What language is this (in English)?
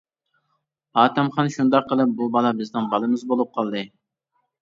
Uyghur